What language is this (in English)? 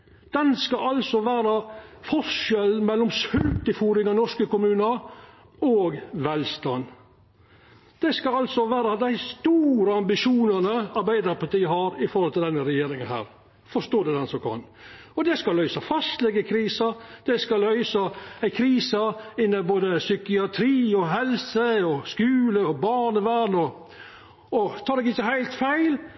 Norwegian Nynorsk